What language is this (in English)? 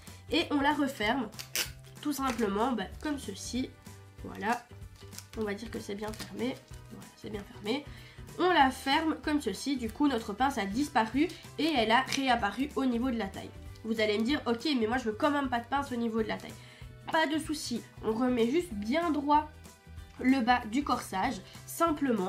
French